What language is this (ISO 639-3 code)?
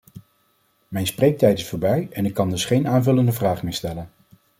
nld